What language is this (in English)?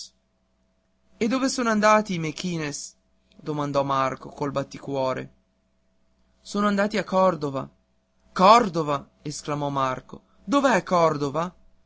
Italian